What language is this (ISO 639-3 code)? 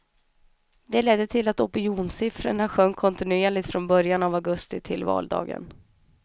swe